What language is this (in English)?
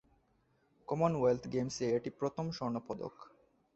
Bangla